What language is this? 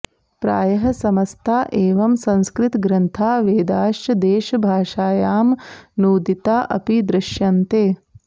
Sanskrit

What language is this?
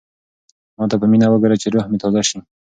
Pashto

